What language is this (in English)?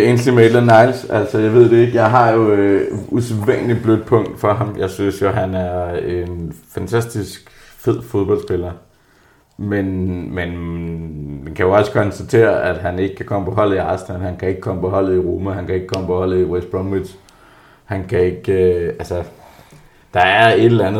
Danish